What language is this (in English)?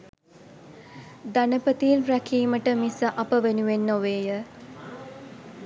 Sinhala